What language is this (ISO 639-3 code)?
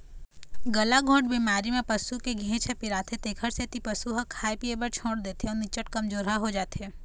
hne